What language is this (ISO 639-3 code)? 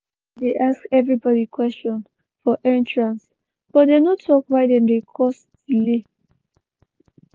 pcm